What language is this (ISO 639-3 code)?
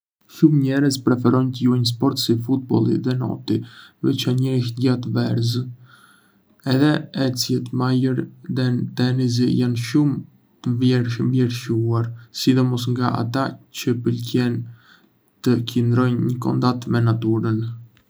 aae